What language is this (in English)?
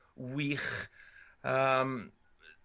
Welsh